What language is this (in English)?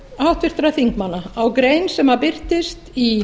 Icelandic